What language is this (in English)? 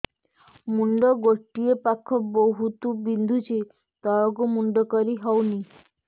Odia